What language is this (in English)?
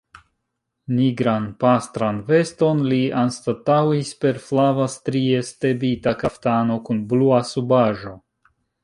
Esperanto